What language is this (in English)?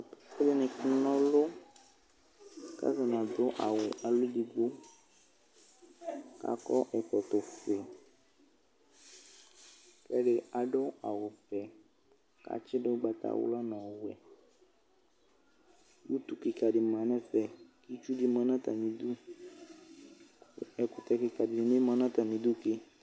Ikposo